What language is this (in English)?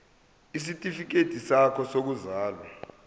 Zulu